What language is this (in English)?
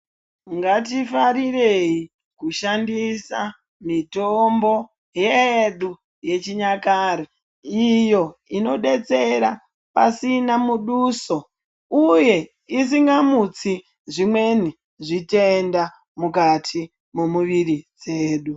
Ndau